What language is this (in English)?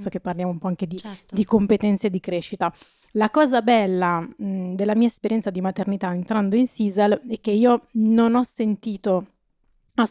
Italian